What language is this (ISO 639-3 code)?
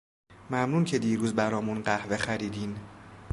fas